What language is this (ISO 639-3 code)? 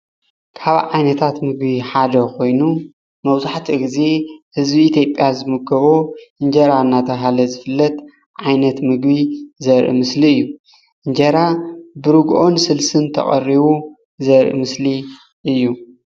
tir